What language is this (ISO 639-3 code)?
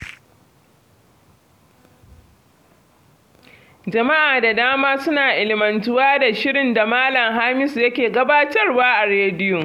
hau